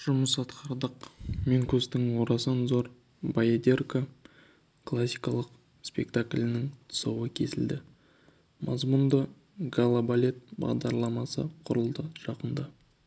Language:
Kazakh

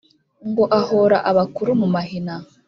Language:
Kinyarwanda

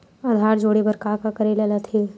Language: Chhattisgarhi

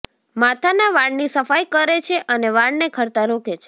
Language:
Gujarati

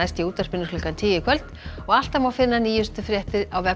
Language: Icelandic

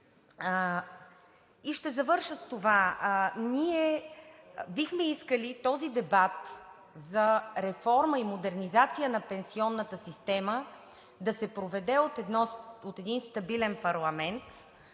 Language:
Bulgarian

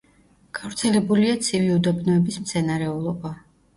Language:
Georgian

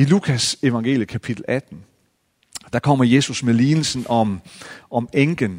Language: Danish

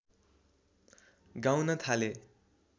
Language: Nepali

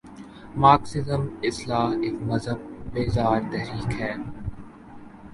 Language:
Urdu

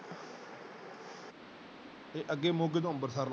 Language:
Punjabi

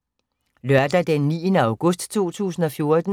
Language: Danish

